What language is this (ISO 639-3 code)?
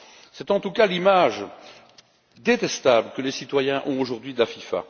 fra